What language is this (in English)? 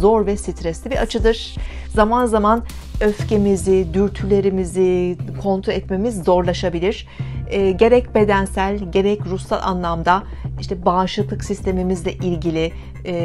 Turkish